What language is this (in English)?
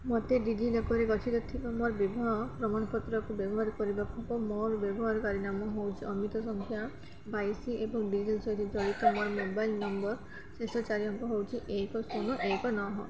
Odia